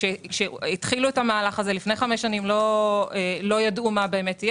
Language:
Hebrew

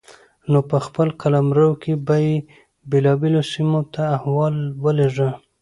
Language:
Pashto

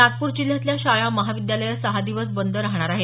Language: Marathi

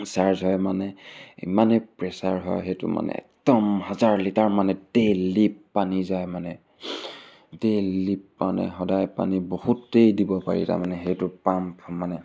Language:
Assamese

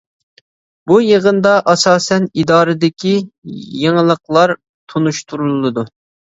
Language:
Uyghur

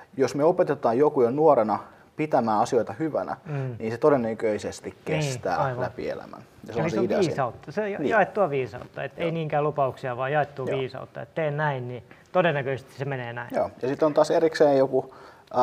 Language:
Finnish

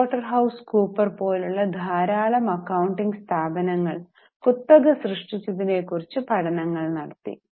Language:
Malayalam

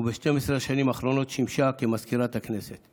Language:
Hebrew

